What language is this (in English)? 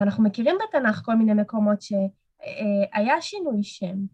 Hebrew